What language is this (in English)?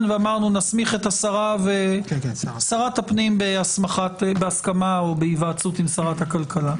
Hebrew